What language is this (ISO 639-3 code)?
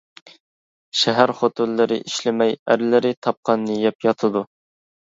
uig